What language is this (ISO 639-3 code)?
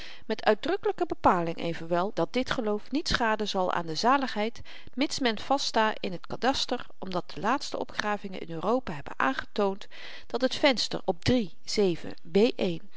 nld